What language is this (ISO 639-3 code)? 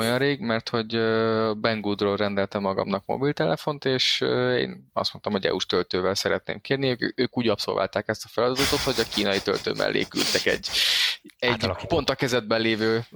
hun